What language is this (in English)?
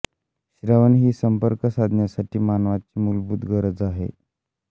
Marathi